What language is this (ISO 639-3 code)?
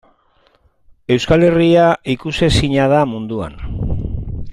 eus